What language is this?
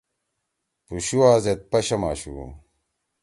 Torwali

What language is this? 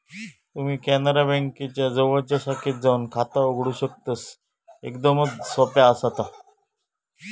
Marathi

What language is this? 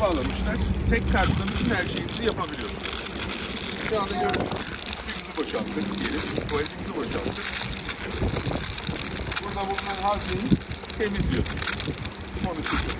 Turkish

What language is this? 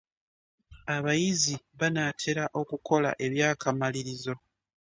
Ganda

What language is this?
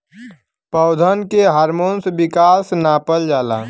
Bhojpuri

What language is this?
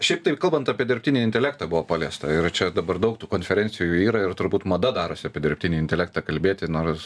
Lithuanian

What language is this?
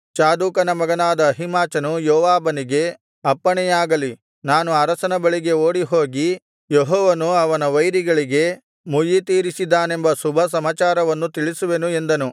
Kannada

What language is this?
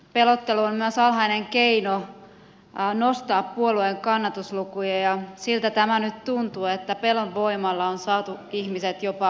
Finnish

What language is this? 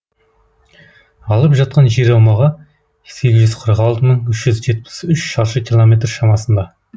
Kazakh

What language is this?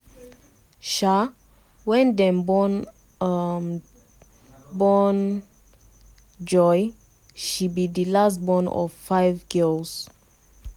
Nigerian Pidgin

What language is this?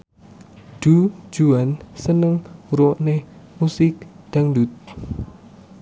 Javanese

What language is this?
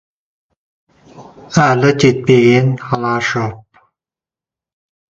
Kazakh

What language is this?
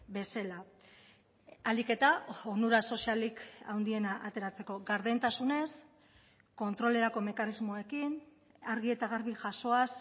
Basque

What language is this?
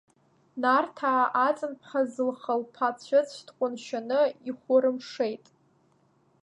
Abkhazian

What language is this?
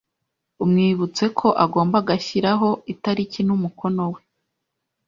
Kinyarwanda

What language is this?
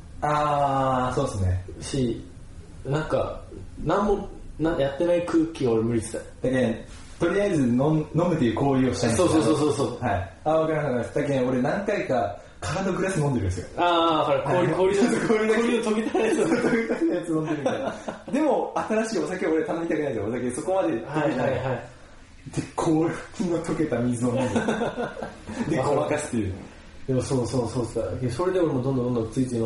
Japanese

